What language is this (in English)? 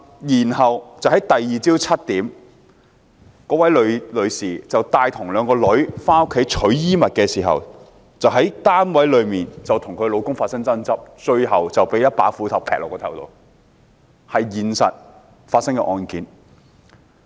Cantonese